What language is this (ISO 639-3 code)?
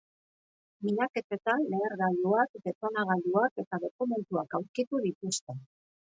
eus